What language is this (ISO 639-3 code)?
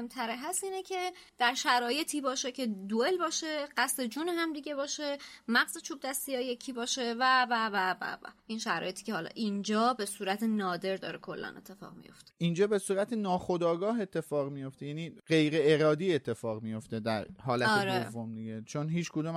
fas